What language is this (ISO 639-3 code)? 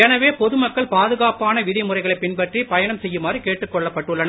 tam